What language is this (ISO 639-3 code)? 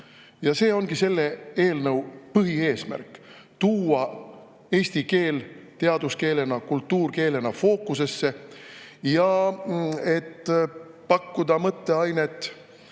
est